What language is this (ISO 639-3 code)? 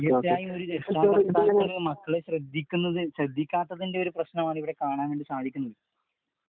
mal